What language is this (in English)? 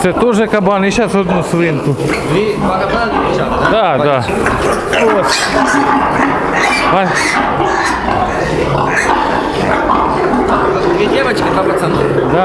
Russian